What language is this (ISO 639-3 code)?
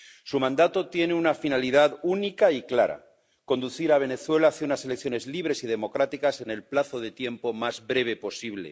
spa